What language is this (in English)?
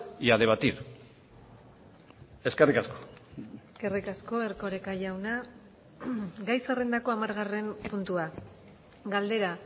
Basque